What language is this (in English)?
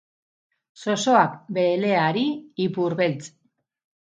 Basque